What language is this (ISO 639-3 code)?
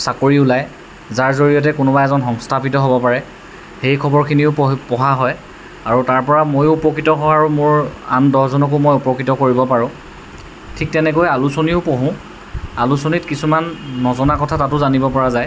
asm